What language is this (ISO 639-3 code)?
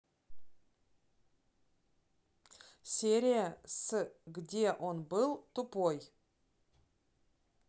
rus